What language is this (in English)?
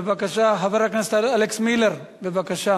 Hebrew